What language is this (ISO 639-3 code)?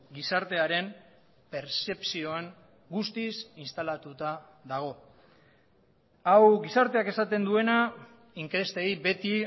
eus